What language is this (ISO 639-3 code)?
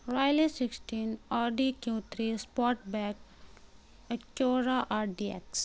urd